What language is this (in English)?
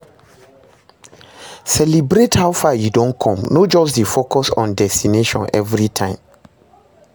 Nigerian Pidgin